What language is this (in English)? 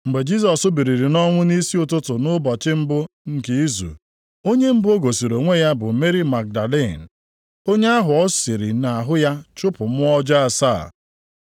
Igbo